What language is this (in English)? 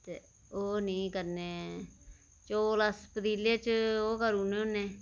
Dogri